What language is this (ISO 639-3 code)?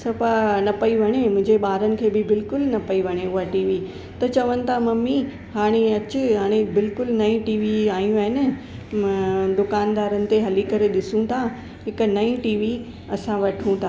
snd